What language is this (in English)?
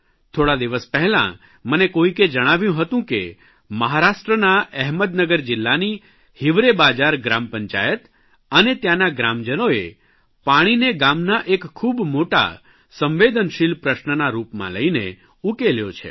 Gujarati